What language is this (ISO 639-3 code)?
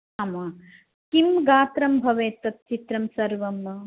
san